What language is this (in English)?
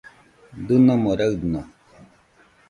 Nüpode Huitoto